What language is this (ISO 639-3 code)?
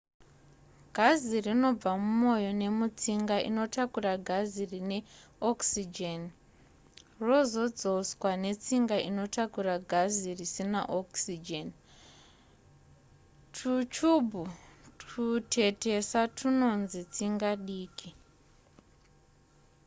sna